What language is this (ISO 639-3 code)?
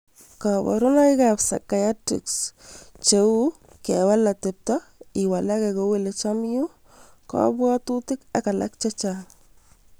kln